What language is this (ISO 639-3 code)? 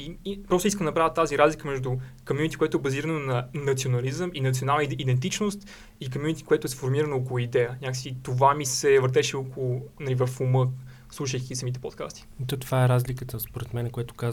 bul